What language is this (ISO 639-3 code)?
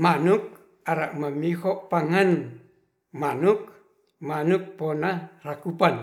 rth